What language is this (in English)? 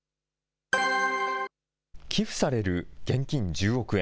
Japanese